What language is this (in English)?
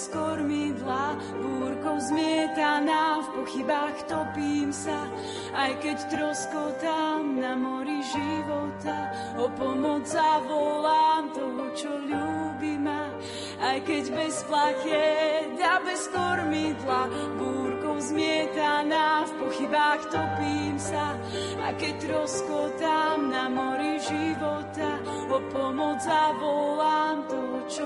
Slovak